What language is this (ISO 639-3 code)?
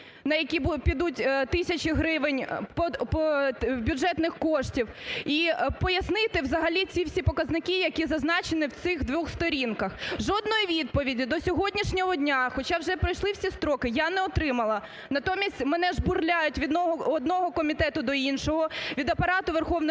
ukr